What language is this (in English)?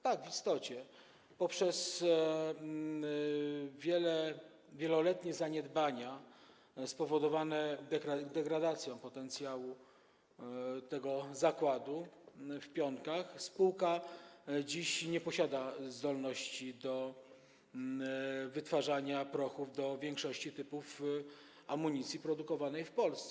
Polish